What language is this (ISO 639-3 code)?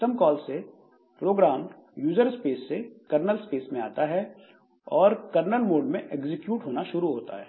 hin